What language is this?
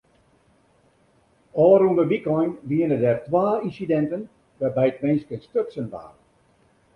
Western Frisian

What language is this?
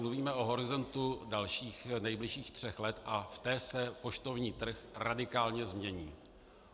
Czech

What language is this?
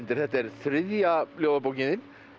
Icelandic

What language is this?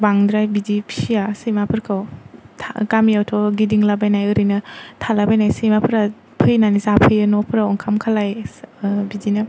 Bodo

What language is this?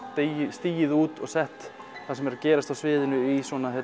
Icelandic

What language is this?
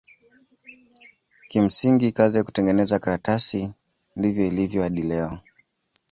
Swahili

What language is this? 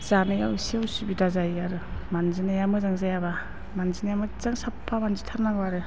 Bodo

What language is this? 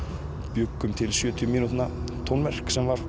Icelandic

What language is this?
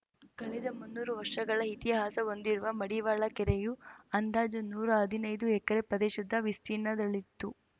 Kannada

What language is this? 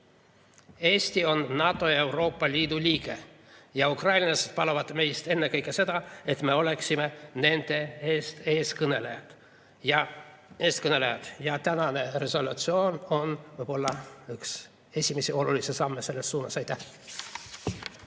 Estonian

